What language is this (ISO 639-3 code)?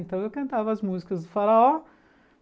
por